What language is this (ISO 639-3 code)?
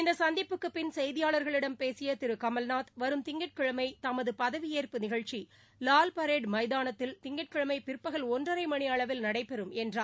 tam